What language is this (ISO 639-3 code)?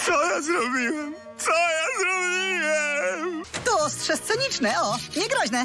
pol